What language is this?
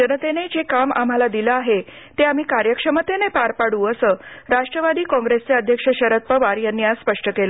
Marathi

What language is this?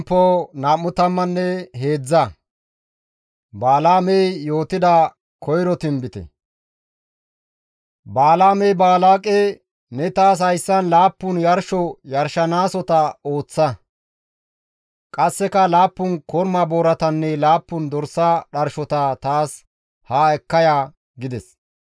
Gamo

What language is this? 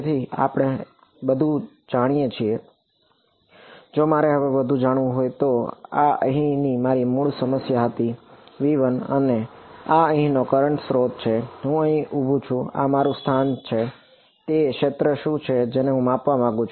Gujarati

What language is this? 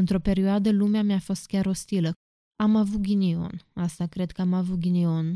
Romanian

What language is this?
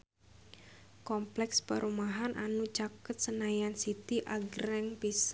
Sundanese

